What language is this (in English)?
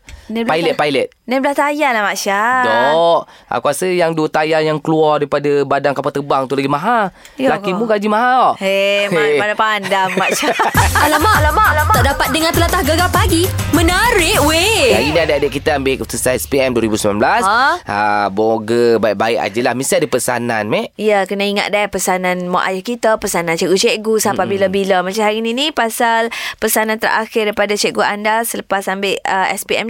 Malay